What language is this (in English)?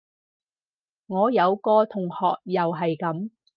Cantonese